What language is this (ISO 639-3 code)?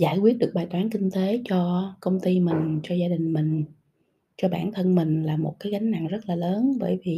vie